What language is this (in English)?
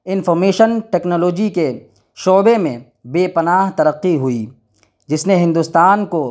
Urdu